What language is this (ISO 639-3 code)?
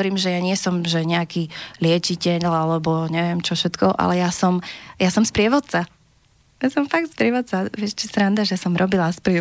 slk